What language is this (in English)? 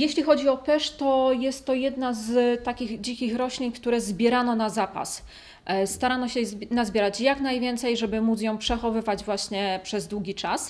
Polish